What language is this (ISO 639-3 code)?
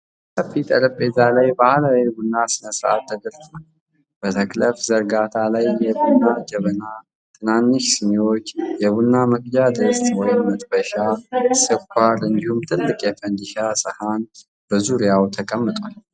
amh